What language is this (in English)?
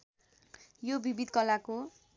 Nepali